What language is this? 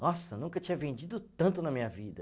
Portuguese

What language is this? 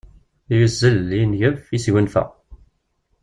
Kabyle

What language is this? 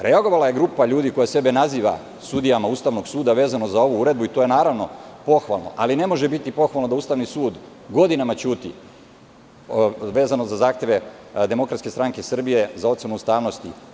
Serbian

